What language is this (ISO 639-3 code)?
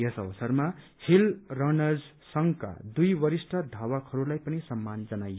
nep